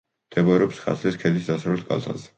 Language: Georgian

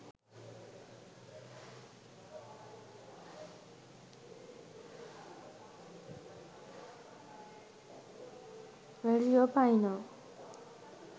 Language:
Sinhala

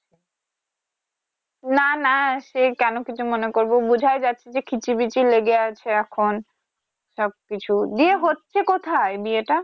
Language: Bangla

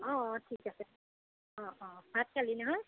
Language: Assamese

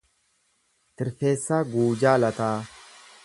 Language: Oromo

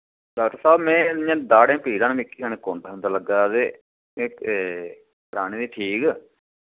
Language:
Dogri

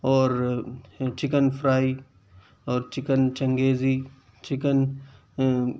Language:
Urdu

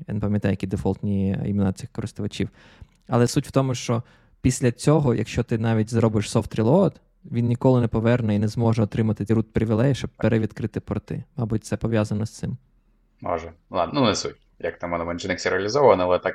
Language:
Ukrainian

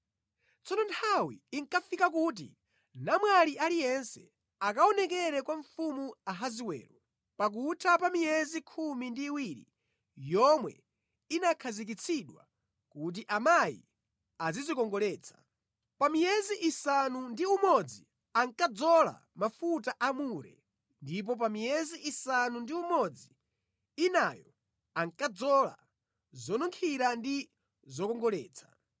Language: Nyanja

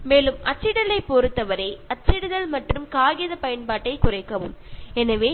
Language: Malayalam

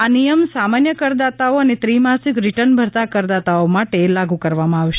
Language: Gujarati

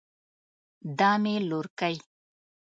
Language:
Pashto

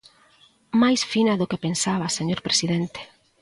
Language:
Galician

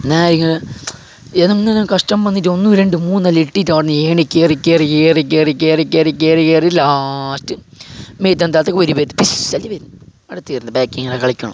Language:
Malayalam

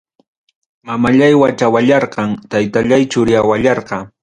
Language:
Ayacucho Quechua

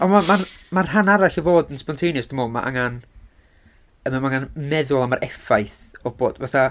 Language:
Welsh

